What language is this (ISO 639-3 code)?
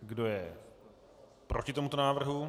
ces